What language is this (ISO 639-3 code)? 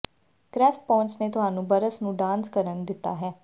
pan